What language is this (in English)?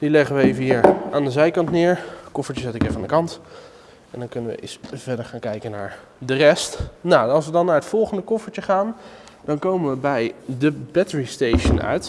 Dutch